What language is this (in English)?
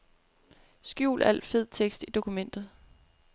Danish